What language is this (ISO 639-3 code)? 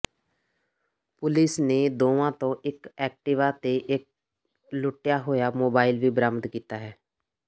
pan